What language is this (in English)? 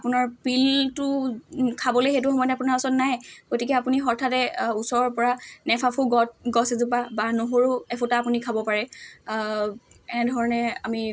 Assamese